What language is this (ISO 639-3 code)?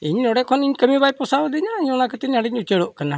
sat